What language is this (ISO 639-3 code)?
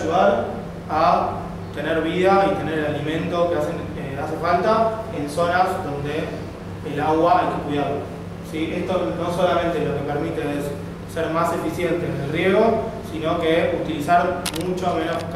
spa